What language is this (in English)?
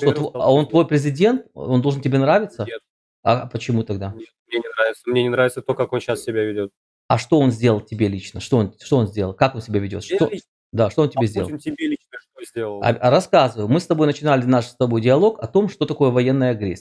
Russian